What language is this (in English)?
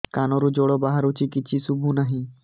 Odia